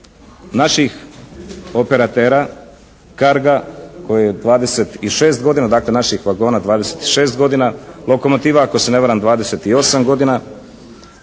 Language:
Croatian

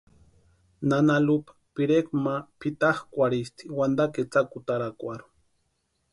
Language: Western Highland Purepecha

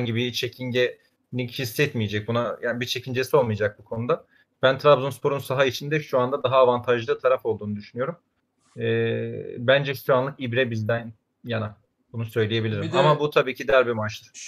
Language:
Turkish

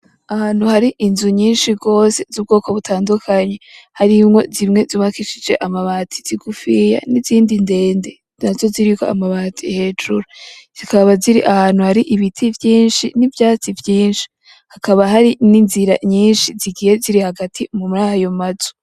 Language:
Rundi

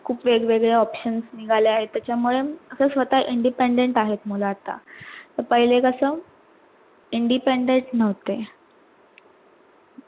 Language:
Marathi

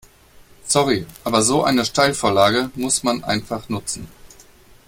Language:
German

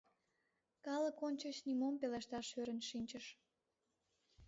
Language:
Mari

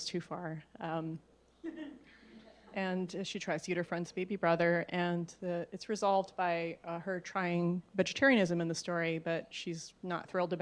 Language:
English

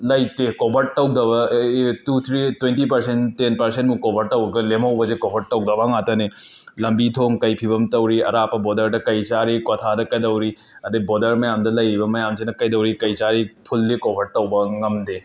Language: Manipuri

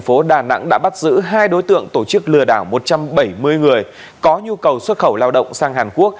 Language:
Vietnamese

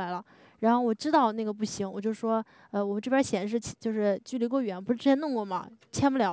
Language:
Chinese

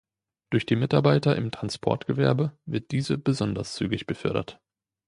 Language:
German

